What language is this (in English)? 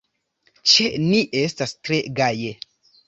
Esperanto